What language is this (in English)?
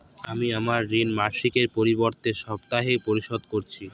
Bangla